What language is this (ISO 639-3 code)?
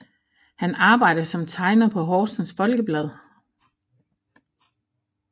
dan